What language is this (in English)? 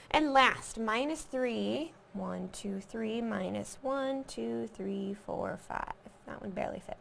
English